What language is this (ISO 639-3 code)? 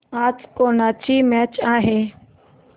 mar